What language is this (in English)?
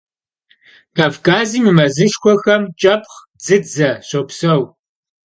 Kabardian